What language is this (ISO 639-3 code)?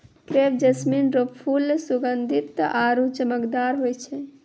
mai